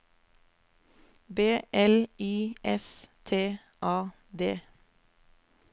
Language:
Norwegian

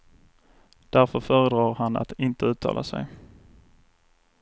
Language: Swedish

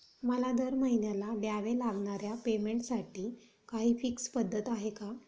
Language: Marathi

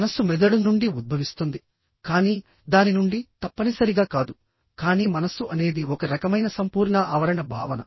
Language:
Telugu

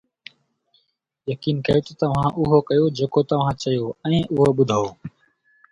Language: Sindhi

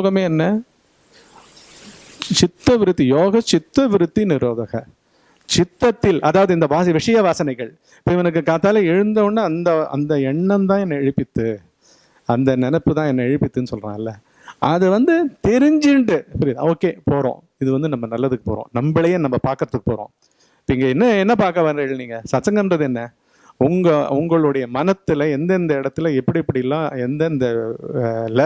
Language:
Tamil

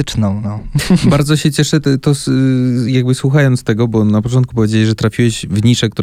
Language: Polish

